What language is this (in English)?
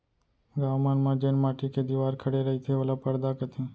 Chhattisgarhi